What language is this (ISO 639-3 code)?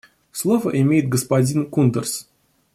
rus